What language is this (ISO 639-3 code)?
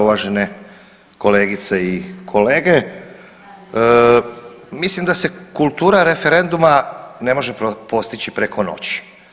hrv